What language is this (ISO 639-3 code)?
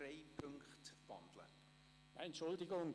gsw